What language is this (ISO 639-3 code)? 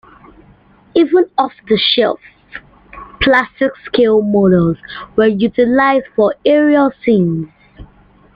eng